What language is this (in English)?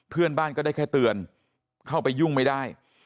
Thai